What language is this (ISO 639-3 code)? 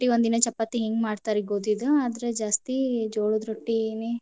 kan